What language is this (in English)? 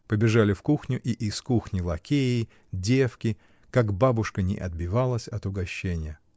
Russian